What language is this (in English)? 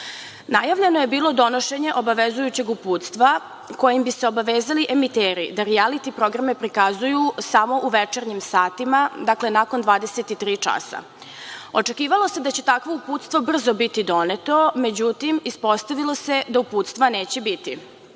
Serbian